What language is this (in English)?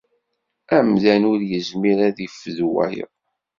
Kabyle